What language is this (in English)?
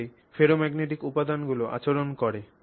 Bangla